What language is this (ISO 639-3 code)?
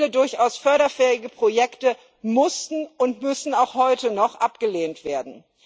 deu